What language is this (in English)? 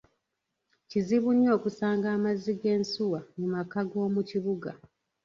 Ganda